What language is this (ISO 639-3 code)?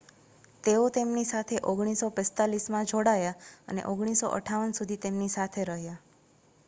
guj